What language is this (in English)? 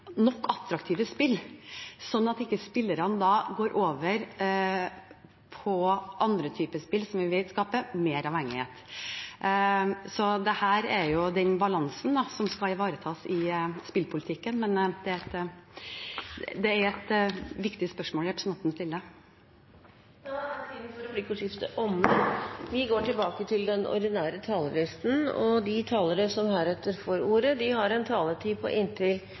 Norwegian Bokmål